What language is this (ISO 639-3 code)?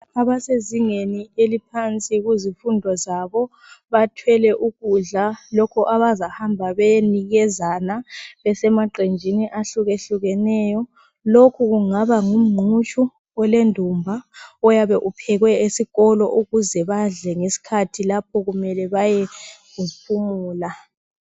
nde